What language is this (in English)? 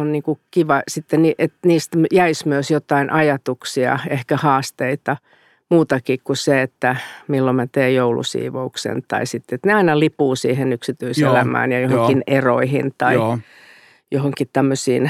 Finnish